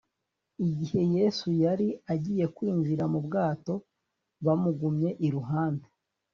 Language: Kinyarwanda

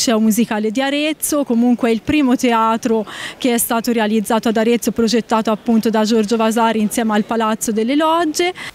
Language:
Italian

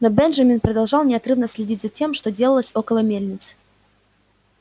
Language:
Russian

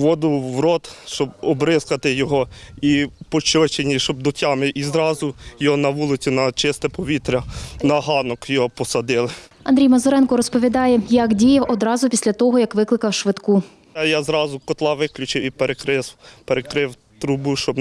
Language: Ukrainian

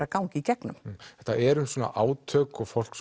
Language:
Icelandic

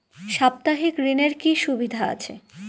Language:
Bangla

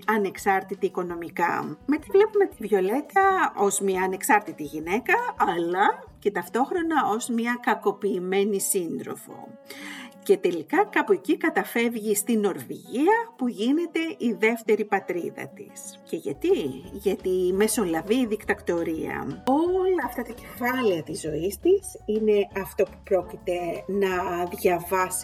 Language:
Greek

